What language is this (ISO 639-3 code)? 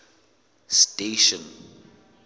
sot